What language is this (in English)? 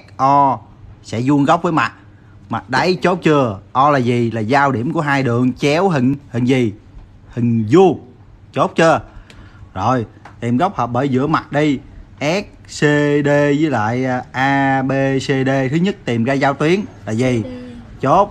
Vietnamese